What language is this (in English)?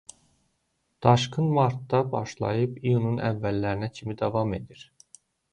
Azerbaijani